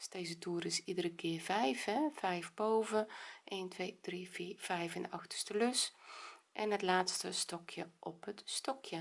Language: Dutch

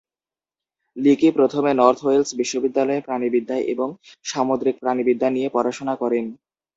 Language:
Bangla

